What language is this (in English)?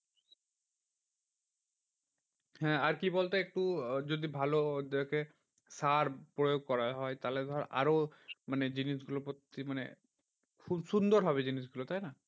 Bangla